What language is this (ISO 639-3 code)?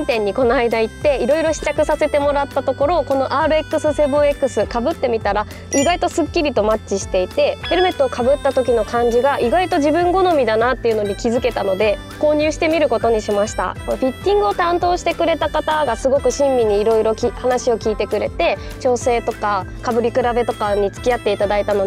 jpn